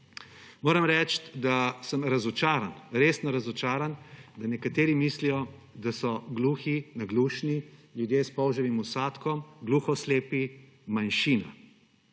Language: Slovenian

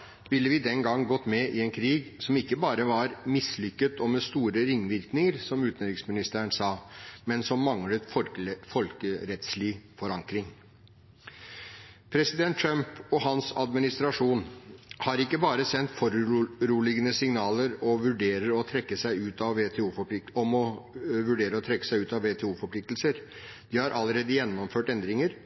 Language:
Norwegian Bokmål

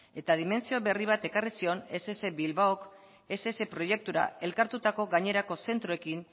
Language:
Basque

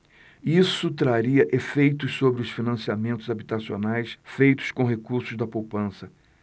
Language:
Portuguese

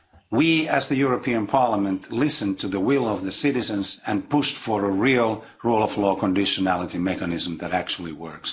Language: English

